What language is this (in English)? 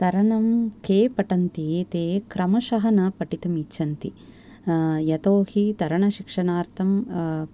Sanskrit